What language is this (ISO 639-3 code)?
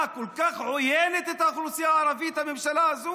heb